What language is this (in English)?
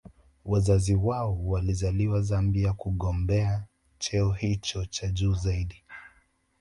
Swahili